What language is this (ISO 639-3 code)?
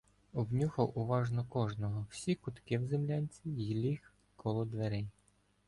ukr